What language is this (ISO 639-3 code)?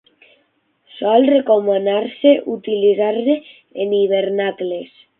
cat